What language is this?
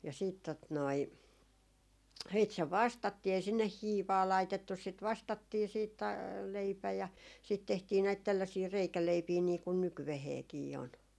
Finnish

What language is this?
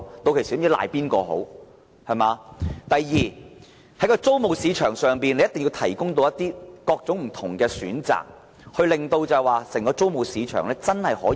Cantonese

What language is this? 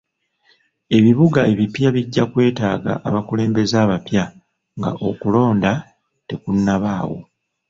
Ganda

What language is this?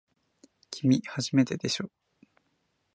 Japanese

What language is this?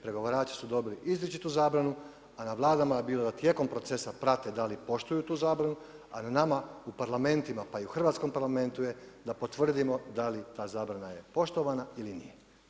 Croatian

